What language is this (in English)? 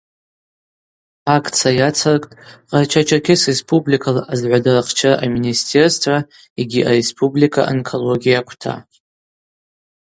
Abaza